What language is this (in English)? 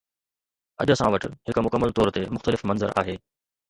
Sindhi